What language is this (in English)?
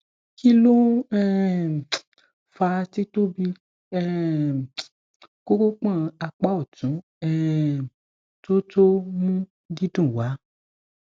Yoruba